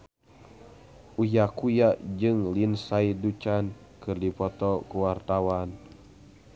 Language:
Sundanese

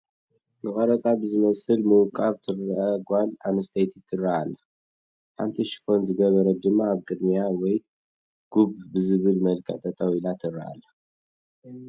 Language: Tigrinya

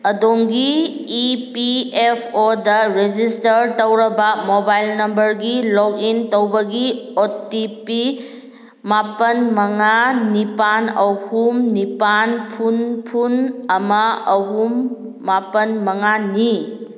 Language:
Manipuri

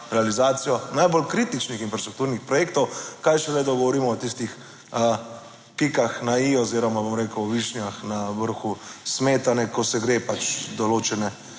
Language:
Slovenian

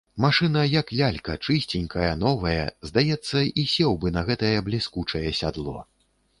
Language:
Belarusian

